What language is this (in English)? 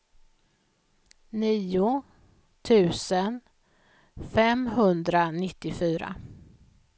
Swedish